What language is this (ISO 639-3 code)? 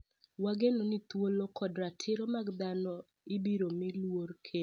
luo